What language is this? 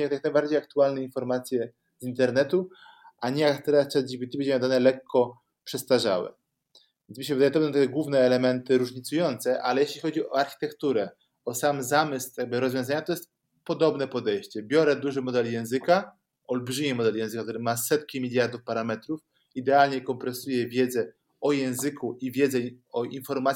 Polish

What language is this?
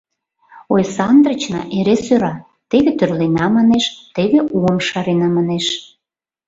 Mari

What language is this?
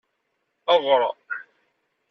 Kabyle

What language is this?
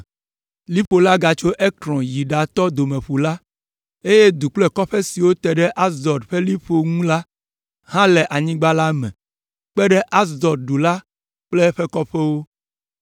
Ewe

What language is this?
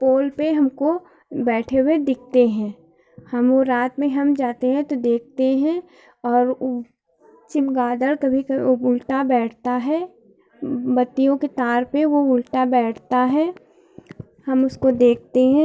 Hindi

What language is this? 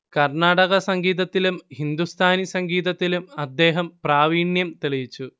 Malayalam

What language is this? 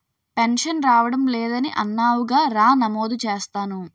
Telugu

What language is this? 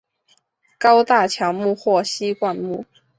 Chinese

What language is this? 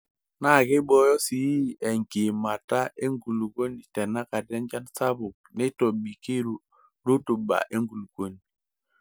Masai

